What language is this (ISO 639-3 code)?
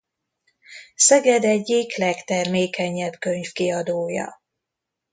hun